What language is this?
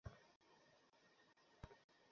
Bangla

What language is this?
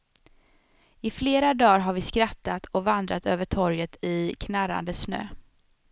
Swedish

